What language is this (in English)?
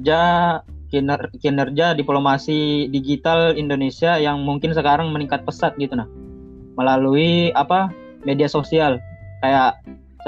Indonesian